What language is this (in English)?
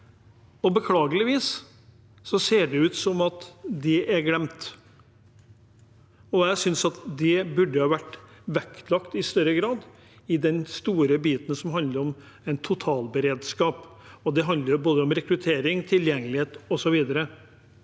Norwegian